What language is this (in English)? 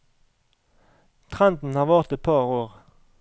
Norwegian